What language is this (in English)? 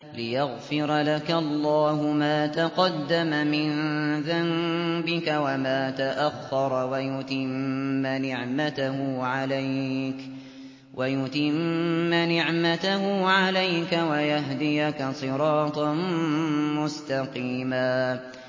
Arabic